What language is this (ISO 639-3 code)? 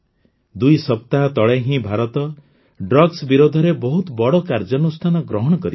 ori